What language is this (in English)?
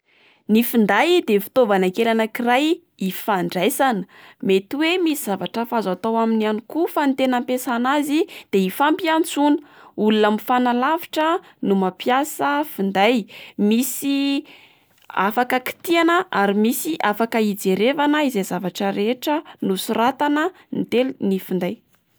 Malagasy